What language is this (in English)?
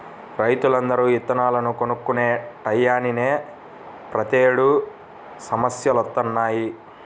Telugu